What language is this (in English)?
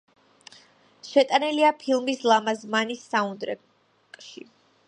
Georgian